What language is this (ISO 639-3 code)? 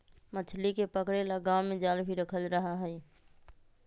mag